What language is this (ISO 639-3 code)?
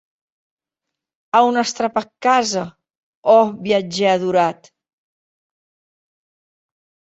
oci